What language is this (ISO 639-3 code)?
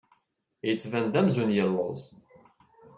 kab